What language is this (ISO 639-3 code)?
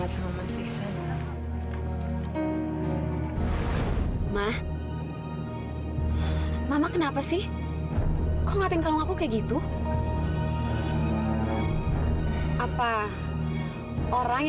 ind